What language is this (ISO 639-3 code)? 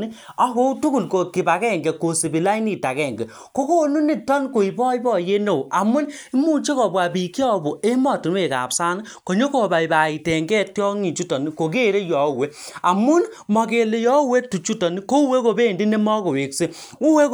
kln